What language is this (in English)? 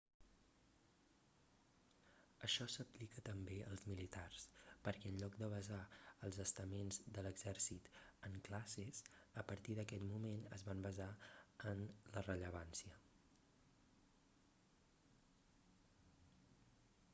Catalan